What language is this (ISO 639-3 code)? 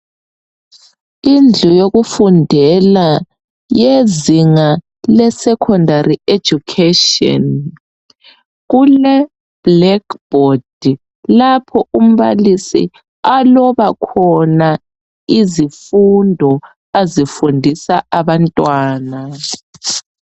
nde